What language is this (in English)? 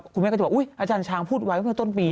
Thai